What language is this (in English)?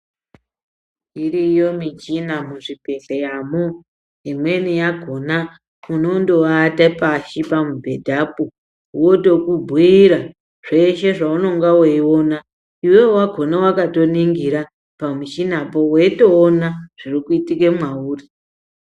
Ndau